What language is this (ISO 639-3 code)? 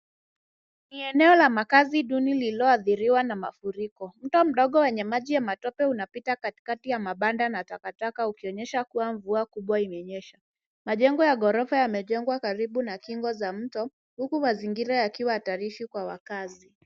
swa